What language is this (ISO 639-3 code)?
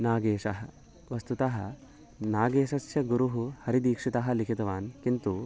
san